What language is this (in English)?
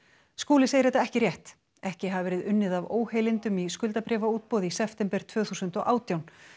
Icelandic